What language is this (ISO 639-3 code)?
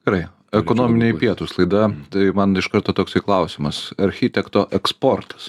lit